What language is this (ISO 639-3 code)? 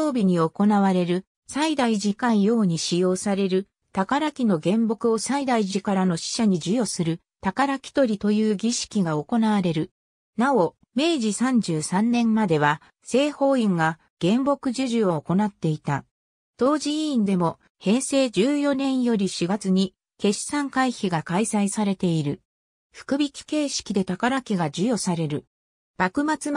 jpn